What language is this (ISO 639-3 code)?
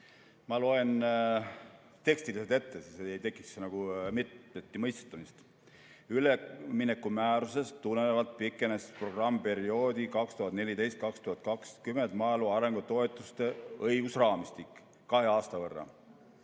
est